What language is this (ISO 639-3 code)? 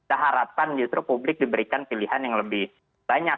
ind